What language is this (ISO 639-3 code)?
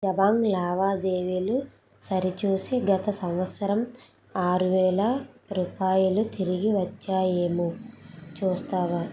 tel